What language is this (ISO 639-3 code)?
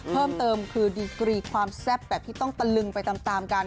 tha